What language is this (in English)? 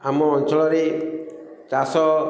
Odia